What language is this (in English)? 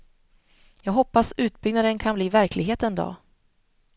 Swedish